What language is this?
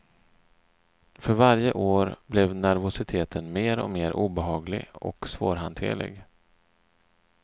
Swedish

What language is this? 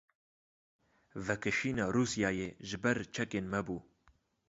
Kurdish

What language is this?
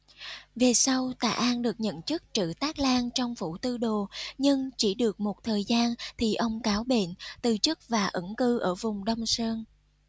Vietnamese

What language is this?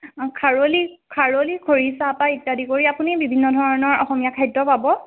Assamese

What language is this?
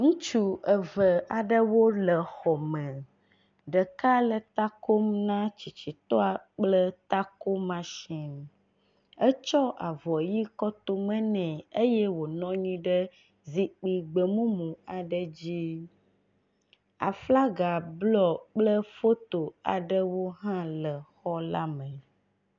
Ewe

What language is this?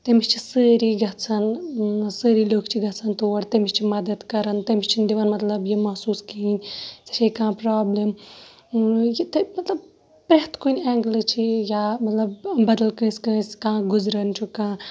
Kashmiri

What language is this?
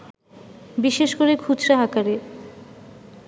Bangla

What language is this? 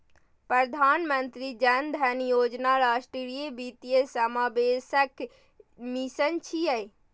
Maithili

